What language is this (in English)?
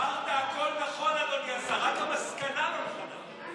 Hebrew